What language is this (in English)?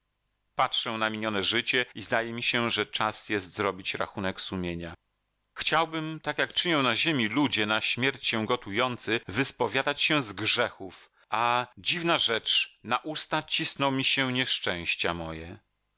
Polish